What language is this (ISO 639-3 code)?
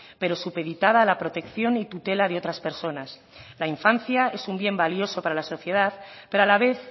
spa